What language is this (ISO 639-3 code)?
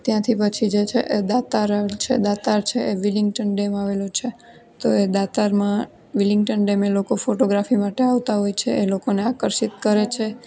guj